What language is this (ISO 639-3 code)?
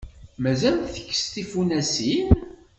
kab